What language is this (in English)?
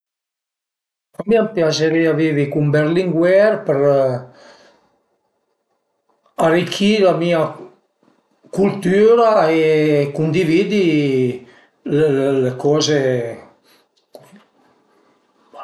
Piedmontese